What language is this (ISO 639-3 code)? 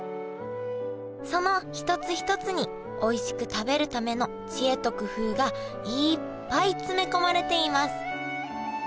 jpn